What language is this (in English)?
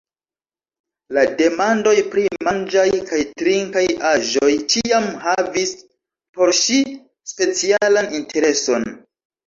Esperanto